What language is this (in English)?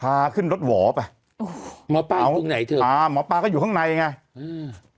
Thai